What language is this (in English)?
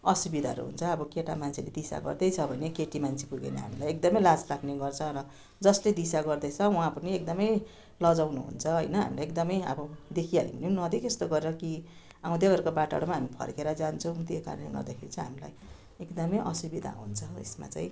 Nepali